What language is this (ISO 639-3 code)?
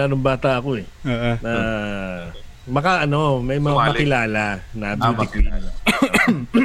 fil